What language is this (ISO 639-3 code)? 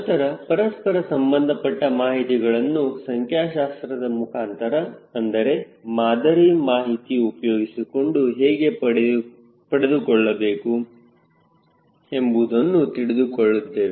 kan